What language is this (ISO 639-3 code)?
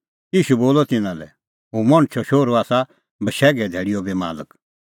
kfx